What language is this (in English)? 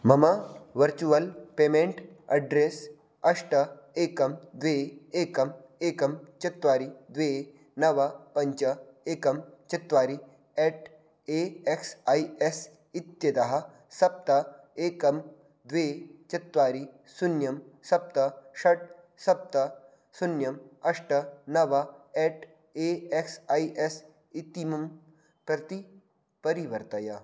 Sanskrit